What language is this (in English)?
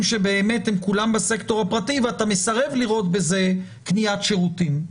Hebrew